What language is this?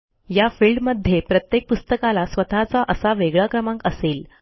Marathi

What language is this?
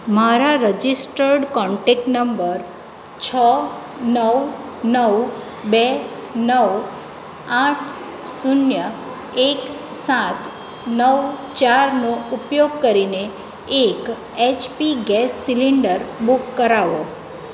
Gujarati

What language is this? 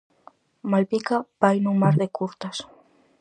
Galician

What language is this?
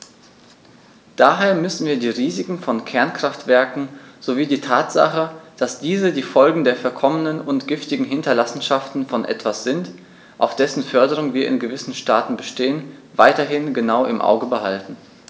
German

